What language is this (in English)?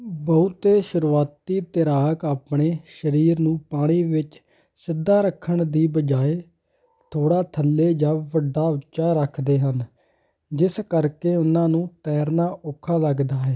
Punjabi